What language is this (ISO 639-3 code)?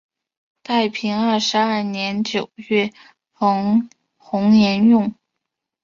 zho